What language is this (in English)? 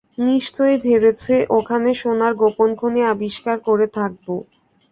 Bangla